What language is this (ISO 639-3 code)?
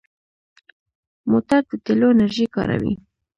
pus